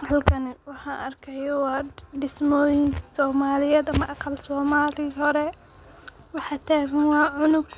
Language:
Somali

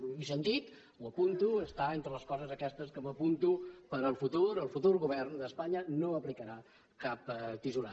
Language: Catalan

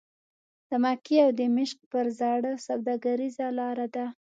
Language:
Pashto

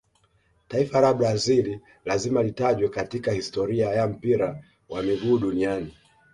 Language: Swahili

